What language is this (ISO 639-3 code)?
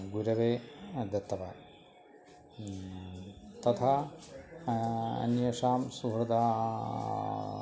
san